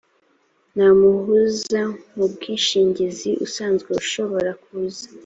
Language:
Kinyarwanda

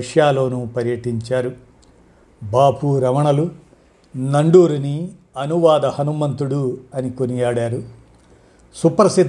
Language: Telugu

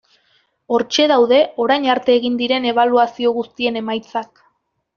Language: Basque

